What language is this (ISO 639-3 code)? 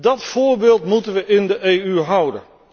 nld